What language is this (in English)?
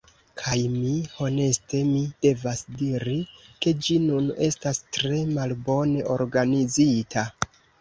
Esperanto